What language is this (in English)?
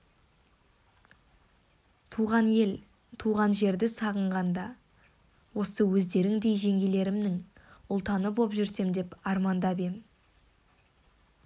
Kazakh